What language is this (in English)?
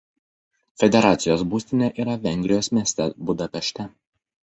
Lithuanian